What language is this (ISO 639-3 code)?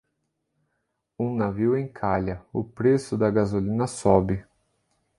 por